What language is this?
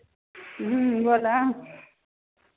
Maithili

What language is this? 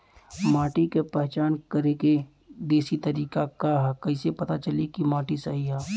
Bhojpuri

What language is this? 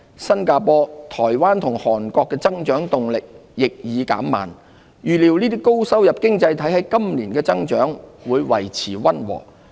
Cantonese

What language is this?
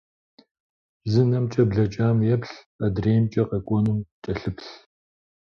Kabardian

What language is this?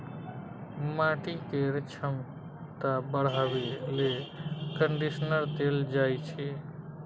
Maithili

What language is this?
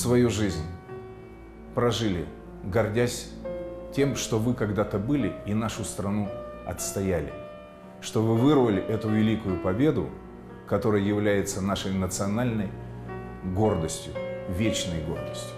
Russian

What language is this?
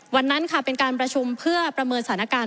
Thai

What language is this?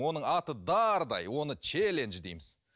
Kazakh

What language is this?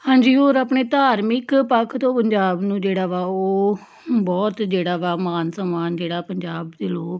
Punjabi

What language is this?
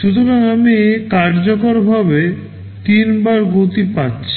Bangla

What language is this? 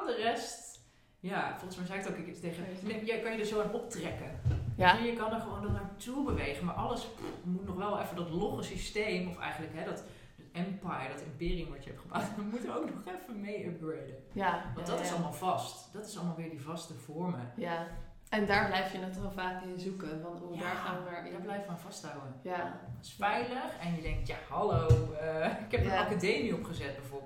Dutch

